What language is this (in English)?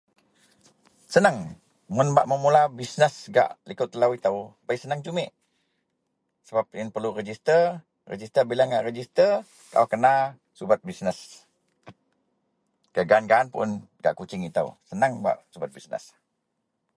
Central Melanau